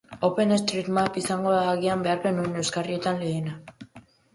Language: Basque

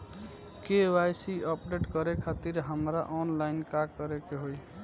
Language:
Bhojpuri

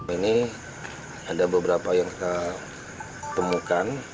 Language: Indonesian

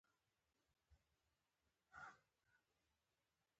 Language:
Pashto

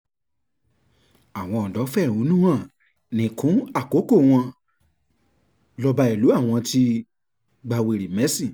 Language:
Yoruba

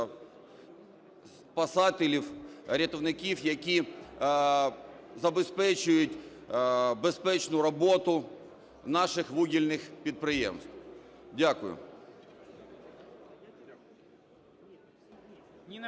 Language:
Ukrainian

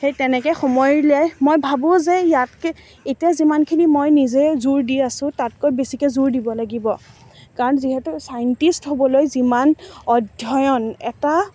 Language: Assamese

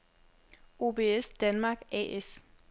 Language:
Danish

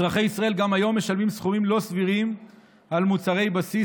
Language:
Hebrew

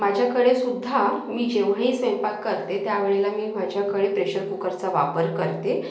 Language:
Marathi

